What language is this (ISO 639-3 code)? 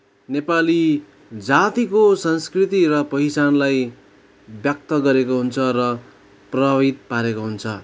nep